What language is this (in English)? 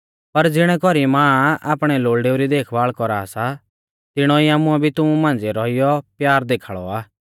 Mahasu Pahari